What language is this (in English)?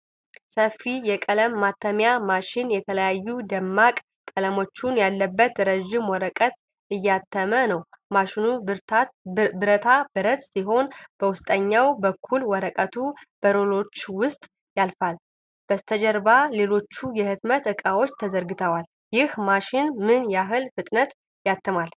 Amharic